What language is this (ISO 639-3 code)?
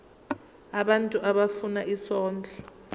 zul